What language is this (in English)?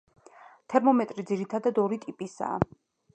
Georgian